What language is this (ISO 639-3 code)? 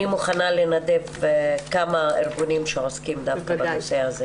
heb